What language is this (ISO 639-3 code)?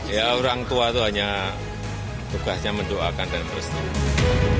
ind